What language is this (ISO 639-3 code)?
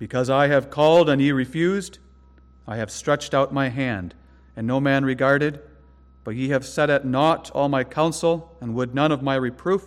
eng